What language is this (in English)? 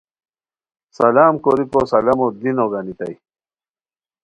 Khowar